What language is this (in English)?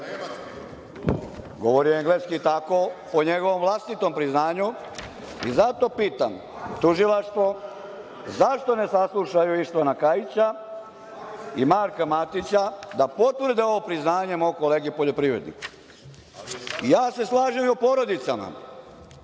Serbian